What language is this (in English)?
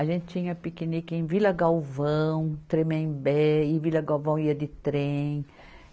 Portuguese